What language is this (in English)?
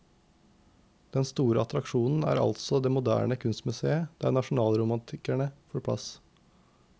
Norwegian